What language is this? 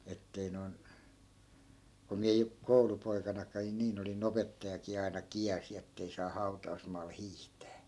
Finnish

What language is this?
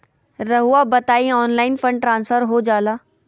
Magahi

